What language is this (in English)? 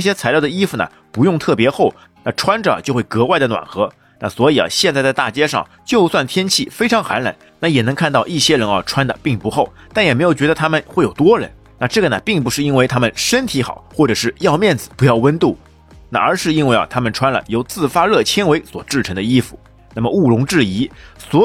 Chinese